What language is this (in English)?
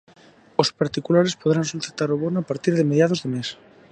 Galician